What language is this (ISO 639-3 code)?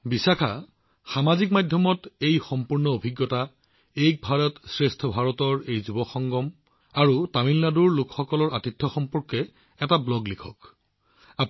asm